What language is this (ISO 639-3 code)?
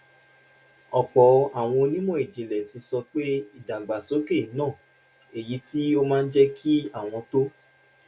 yor